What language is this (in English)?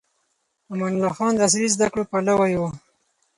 Pashto